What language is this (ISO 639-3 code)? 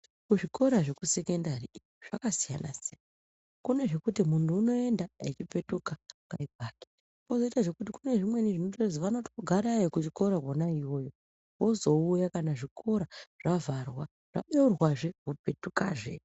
ndc